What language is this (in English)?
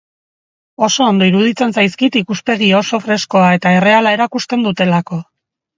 Basque